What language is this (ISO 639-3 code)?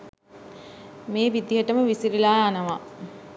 sin